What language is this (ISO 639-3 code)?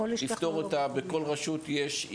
heb